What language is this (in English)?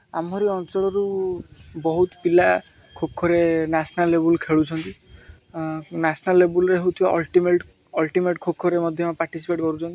Odia